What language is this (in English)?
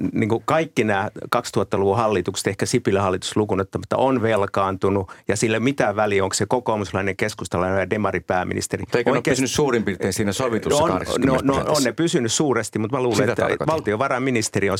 Finnish